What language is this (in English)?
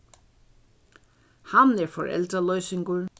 Faroese